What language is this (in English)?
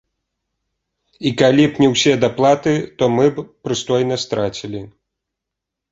Belarusian